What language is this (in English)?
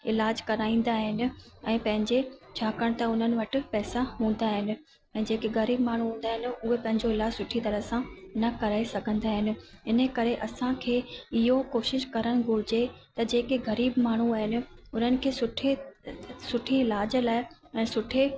Sindhi